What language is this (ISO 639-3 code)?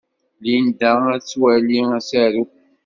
kab